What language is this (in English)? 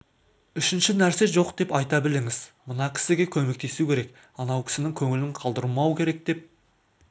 Kazakh